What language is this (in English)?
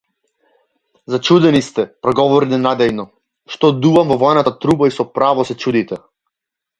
Macedonian